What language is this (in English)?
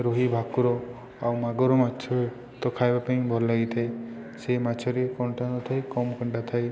Odia